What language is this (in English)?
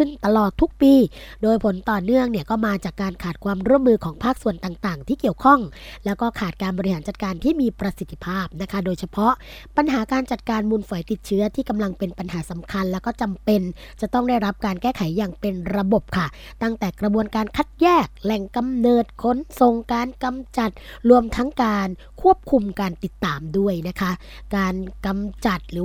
Thai